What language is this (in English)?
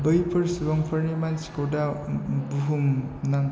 Bodo